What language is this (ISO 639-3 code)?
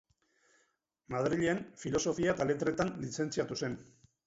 eus